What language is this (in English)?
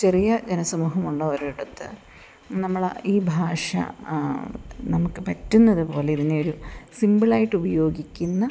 Malayalam